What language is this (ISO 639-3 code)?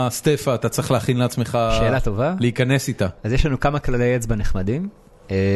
heb